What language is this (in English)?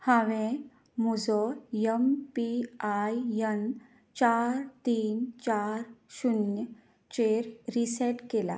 Konkani